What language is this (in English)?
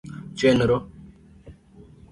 Luo (Kenya and Tanzania)